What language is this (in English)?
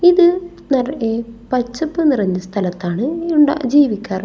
Malayalam